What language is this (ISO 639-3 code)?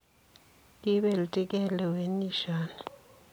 kln